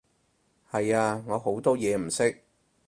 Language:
Cantonese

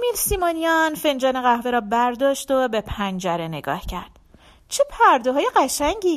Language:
Persian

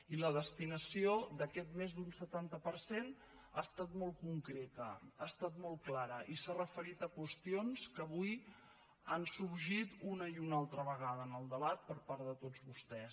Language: Catalan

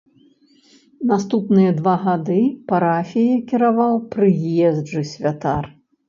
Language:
Belarusian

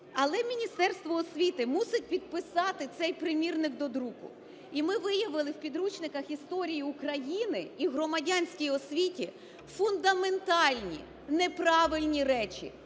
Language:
Ukrainian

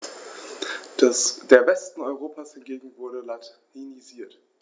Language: German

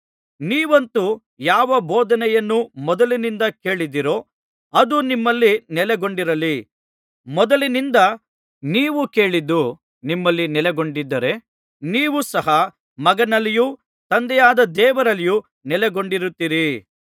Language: Kannada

